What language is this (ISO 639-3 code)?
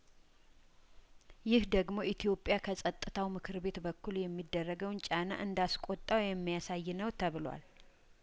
amh